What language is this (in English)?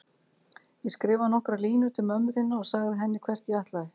Icelandic